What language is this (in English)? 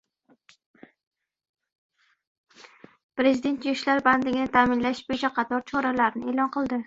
Uzbek